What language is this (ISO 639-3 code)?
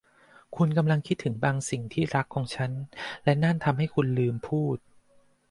tha